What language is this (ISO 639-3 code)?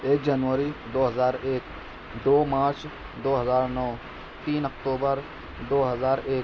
urd